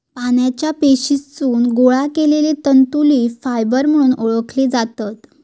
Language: Marathi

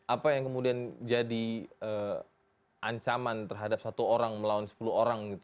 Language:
Indonesian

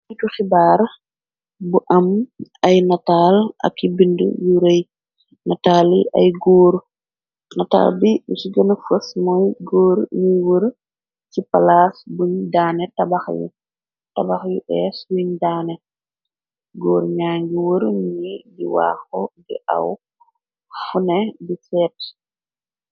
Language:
Wolof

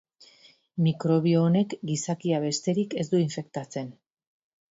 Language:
Basque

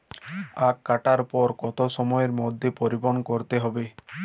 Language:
Bangla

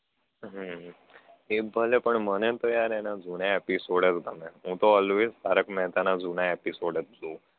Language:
Gujarati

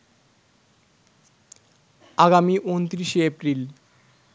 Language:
Bangla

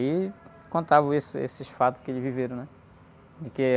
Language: Portuguese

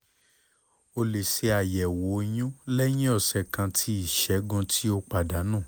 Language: Yoruba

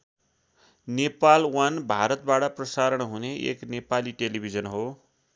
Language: Nepali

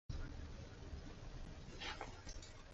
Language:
Basque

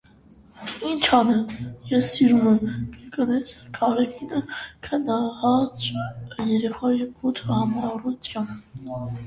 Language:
Armenian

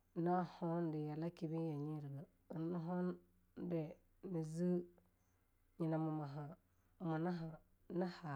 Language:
Longuda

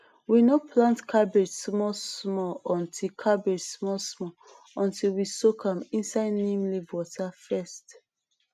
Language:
Nigerian Pidgin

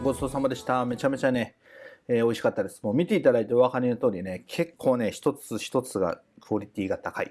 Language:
Japanese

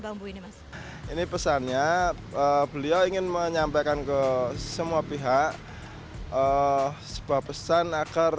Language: Indonesian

